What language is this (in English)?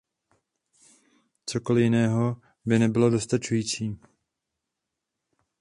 Czech